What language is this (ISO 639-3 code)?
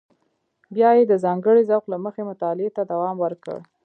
pus